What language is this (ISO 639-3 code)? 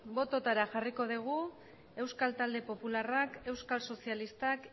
eus